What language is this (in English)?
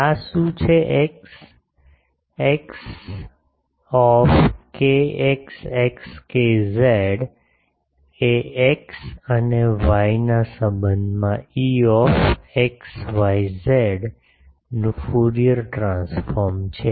Gujarati